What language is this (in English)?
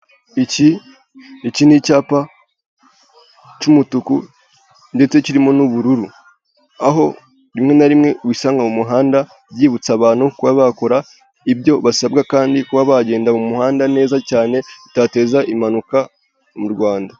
Kinyarwanda